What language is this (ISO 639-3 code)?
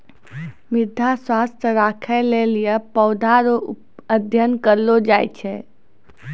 mai